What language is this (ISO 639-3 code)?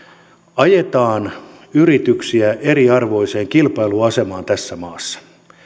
fin